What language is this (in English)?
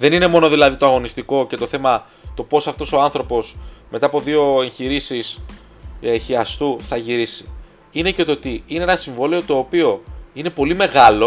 Greek